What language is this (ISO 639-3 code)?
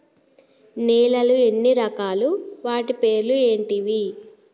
tel